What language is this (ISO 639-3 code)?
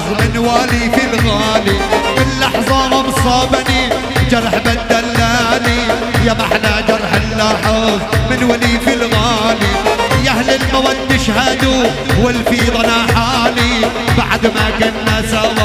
ara